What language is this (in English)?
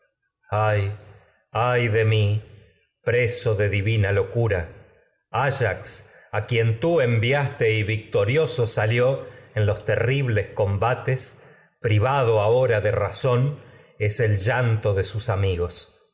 Spanish